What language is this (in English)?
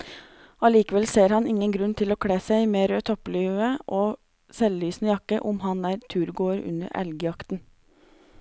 Norwegian